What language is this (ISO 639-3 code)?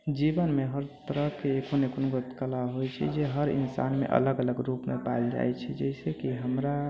mai